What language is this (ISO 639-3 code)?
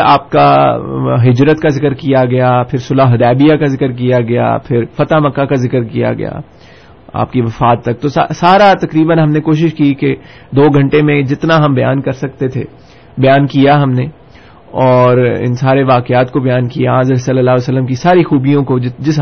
urd